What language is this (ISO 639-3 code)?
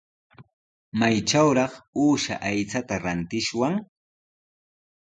qws